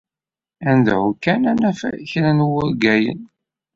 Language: Kabyle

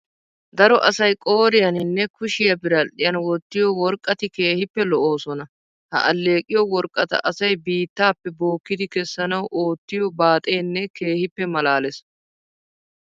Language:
Wolaytta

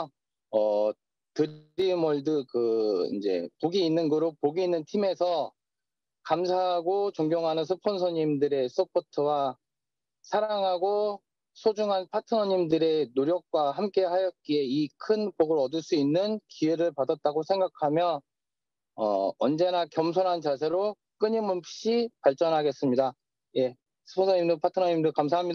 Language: Korean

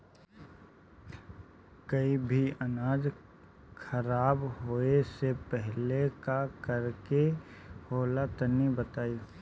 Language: Bhojpuri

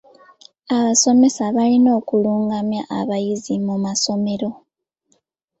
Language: Ganda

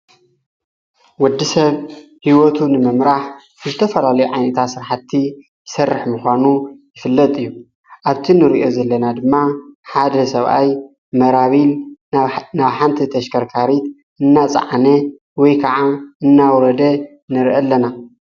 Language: Tigrinya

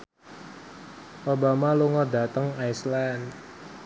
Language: Javanese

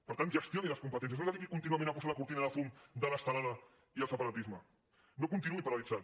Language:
Catalan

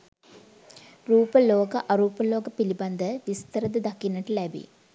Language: Sinhala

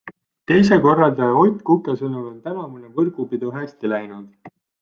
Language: Estonian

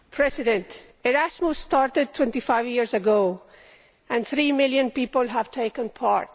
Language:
English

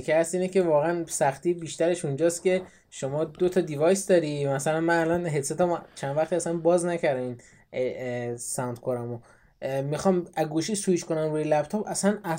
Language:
Persian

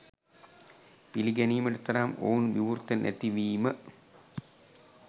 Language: Sinhala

